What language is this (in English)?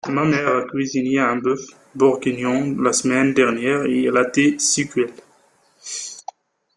French